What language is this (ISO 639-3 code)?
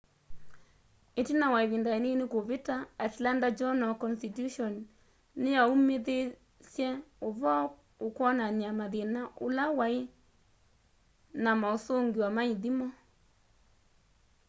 kam